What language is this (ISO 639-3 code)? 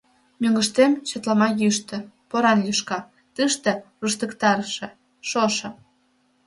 chm